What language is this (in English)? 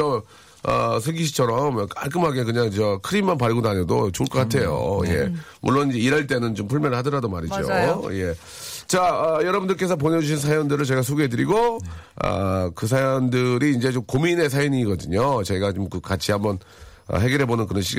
Korean